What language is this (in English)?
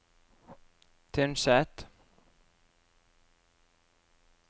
Norwegian